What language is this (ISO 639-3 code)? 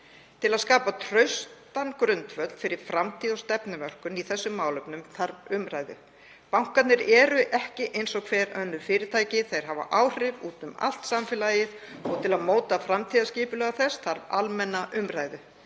isl